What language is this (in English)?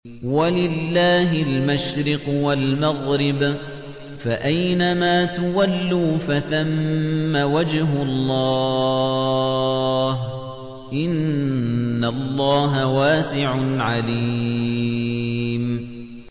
Arabic